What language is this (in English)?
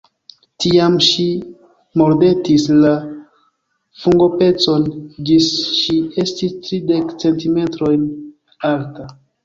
Esperanto